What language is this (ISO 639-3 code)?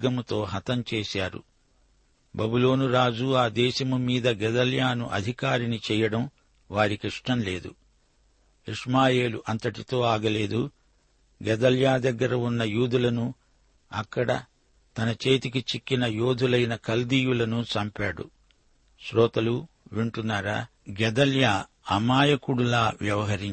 tel